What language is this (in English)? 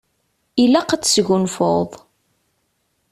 Kabyle